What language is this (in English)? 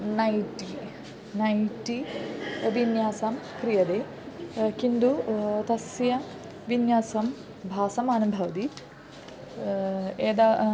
Sanskrit